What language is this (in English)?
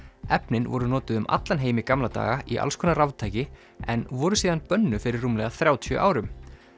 Icelandic